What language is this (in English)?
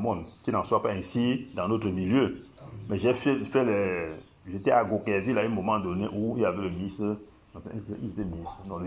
French